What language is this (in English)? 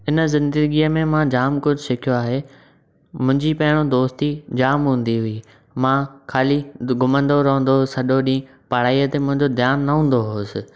Sindhi